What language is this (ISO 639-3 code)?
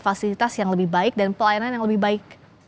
ind